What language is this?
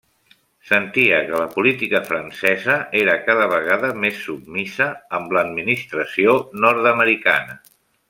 Catalan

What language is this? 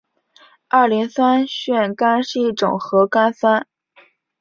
Chinese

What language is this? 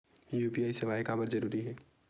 Chhattisgarhi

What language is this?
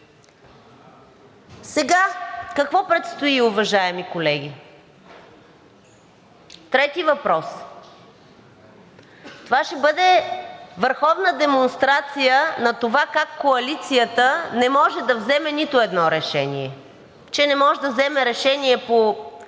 Bulgarian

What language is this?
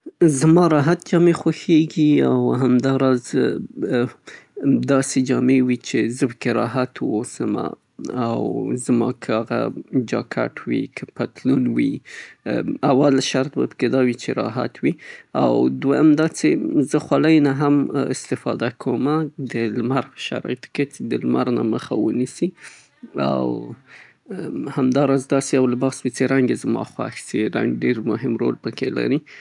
Southern Pashto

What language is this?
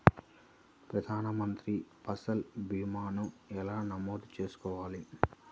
Telugu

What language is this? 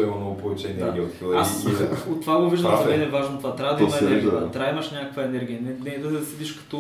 Bulgarian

